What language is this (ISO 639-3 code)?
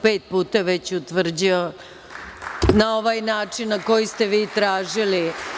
srp